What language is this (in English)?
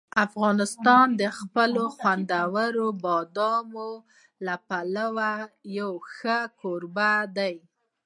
Pashto